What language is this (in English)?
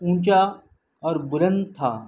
Urdu